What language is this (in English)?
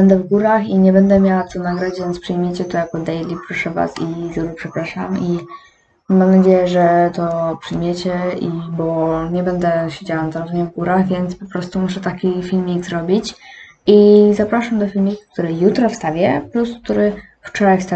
Polish